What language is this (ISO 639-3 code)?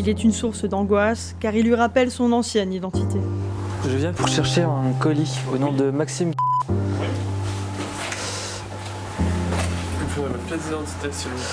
fra